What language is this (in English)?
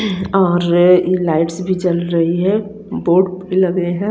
Hindi